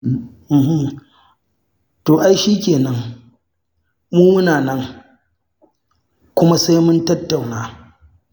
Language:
Hausa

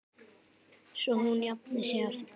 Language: Icelandic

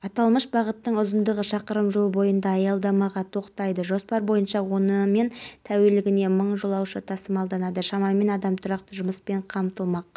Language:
Kazakh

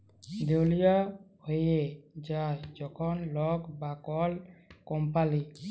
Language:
Bangla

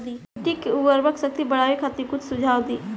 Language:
Bhojpuri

